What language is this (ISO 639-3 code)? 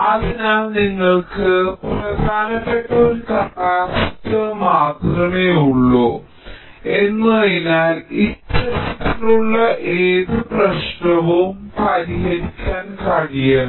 mal